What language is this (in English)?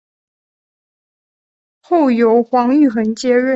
Chinese